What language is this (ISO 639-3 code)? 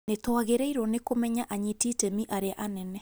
kik